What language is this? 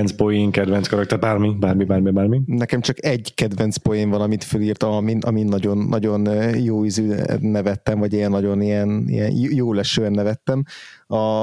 Hungarian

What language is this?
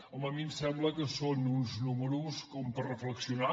Catalan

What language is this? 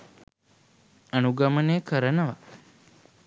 Sinhala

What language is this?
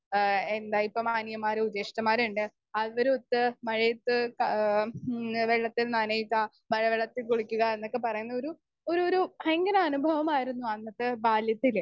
Malayalam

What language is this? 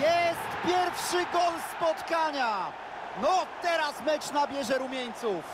Polish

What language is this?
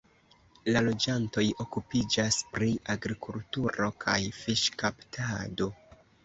Esperanto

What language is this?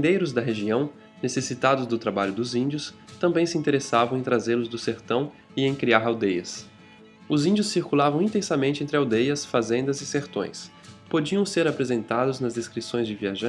Portuguese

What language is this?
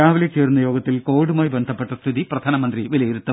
Malayalam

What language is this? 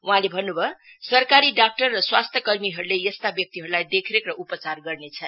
Nepali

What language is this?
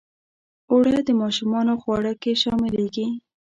Pashto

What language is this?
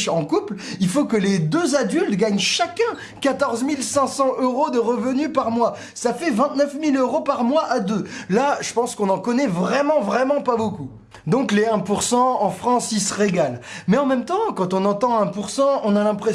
French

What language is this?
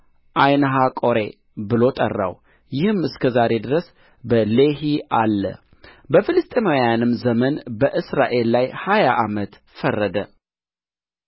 Amharic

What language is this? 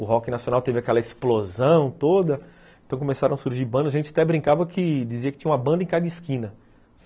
Portuguese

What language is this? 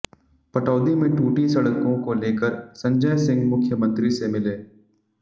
Hindi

